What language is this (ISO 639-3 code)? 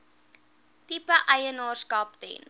afr